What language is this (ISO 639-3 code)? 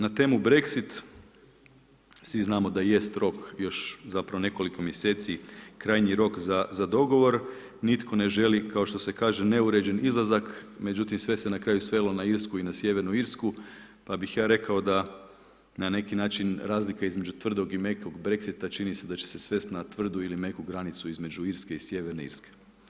hrv